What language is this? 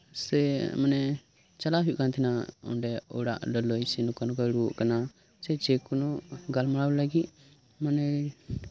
Santali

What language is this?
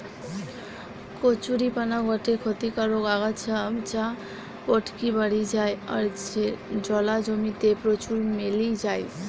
Bangla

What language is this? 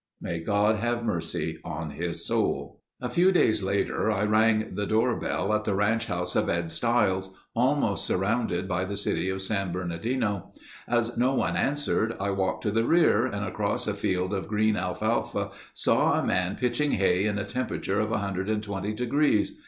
English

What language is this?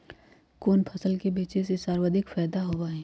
Magahi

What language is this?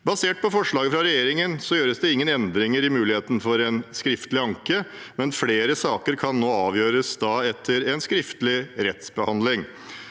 Norwegian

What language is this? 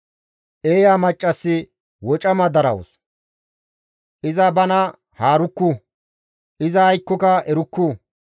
Gamo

